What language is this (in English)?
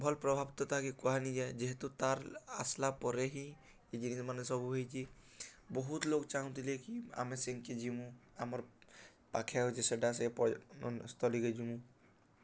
Odia